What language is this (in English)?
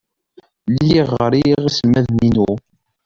Kabyle